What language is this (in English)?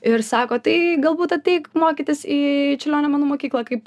Lithuanian